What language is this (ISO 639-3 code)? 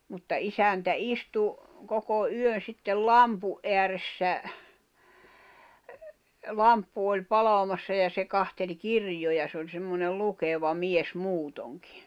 fin